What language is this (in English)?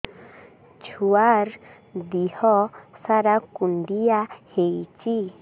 Odia